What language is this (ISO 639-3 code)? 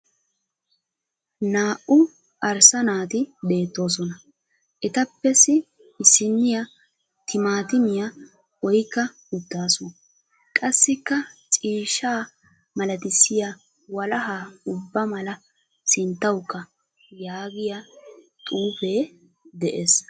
wal